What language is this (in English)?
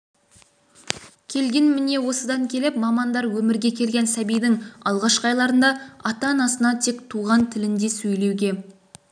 Kazakh